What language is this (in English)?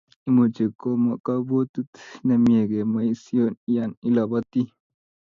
Kalenjin